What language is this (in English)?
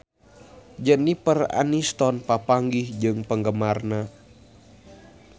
Sundanese